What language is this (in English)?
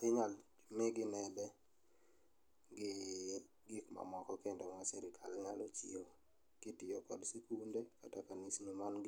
Luo (Kenya and Tanzania)